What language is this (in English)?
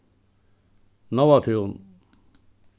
Faroese